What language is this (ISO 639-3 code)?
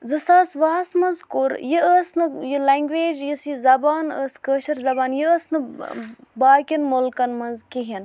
kas